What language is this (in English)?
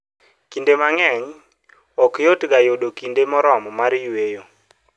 Luo (Kenya and Tanzania)